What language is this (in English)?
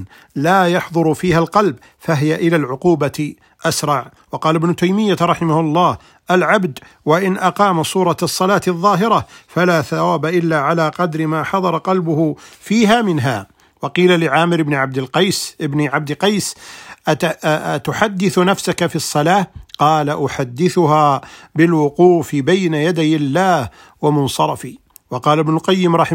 Arabic